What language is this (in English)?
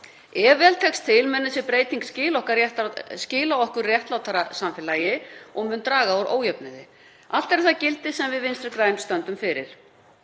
Icelandic